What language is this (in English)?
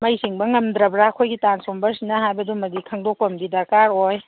Manipuri